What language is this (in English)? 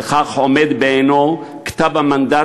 Hebrew